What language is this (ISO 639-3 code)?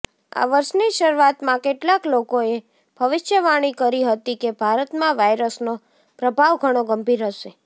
guj